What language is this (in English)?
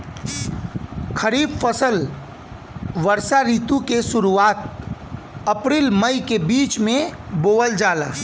Bhojpuri